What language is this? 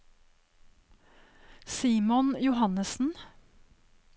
Norwegian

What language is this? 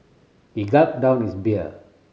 English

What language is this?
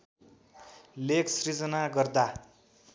Nepali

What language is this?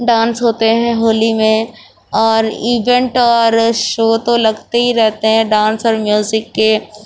Urdu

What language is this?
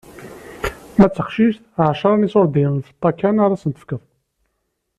Kabyle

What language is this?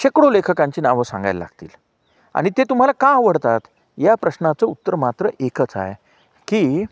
Marathi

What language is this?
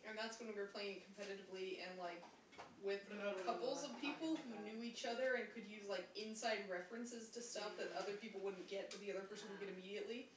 English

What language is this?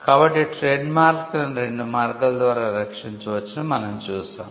Telugu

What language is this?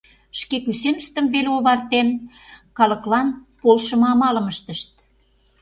Mari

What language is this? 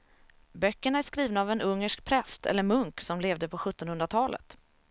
Swedish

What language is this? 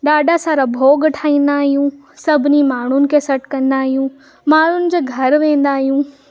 Sindhi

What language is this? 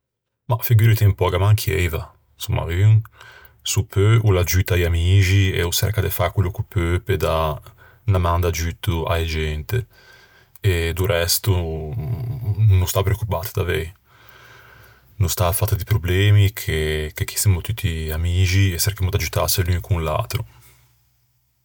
Ligurian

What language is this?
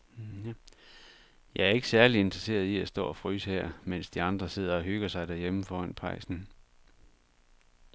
Danish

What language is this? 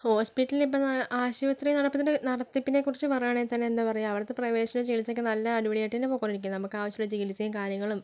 Malayalam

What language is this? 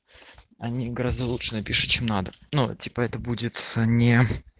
Russian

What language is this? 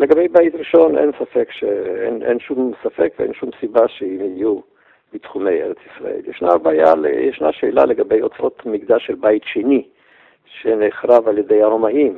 Hebrew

